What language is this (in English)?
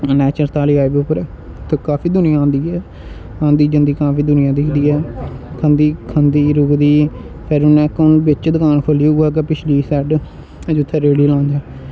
Dogri